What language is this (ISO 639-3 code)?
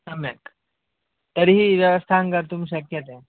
san